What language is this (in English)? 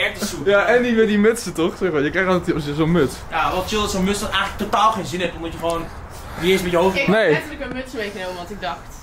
Dutch